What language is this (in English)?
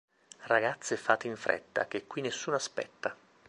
Italian